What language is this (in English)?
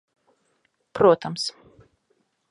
Latvian